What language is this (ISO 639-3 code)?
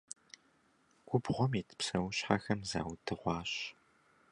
kbd